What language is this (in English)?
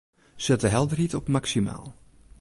Western Frisian